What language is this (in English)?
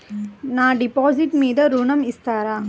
Telugu